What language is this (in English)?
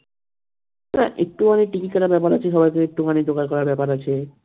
Bangla